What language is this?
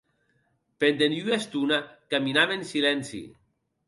Occitan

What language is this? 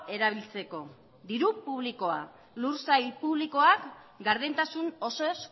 Basque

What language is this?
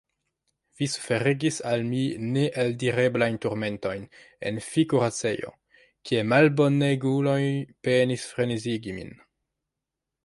Esperanto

